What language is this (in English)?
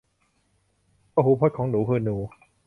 Thai